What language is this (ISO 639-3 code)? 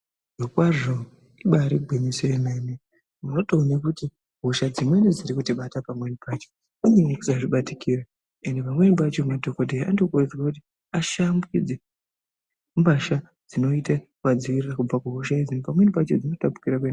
ndc